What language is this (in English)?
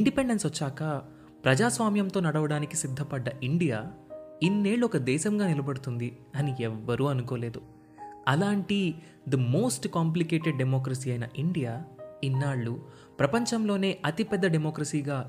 Telugu